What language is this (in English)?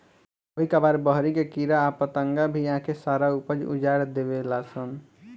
Bhojpuri